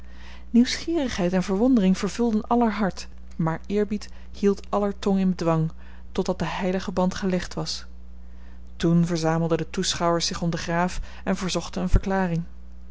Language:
Dutch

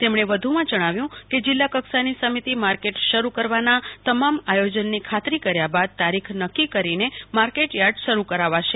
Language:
Gujarati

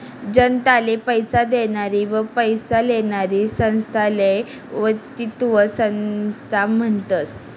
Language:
Marathi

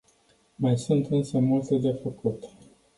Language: Romanian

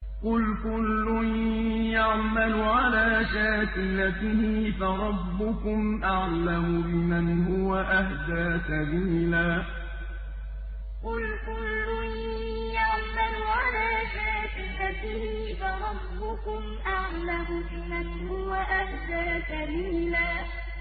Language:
Arabic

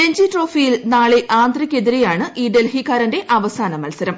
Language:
Malayalam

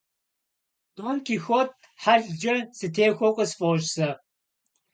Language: Kabardian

